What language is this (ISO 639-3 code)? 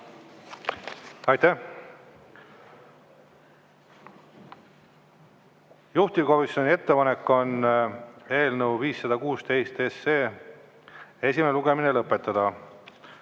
est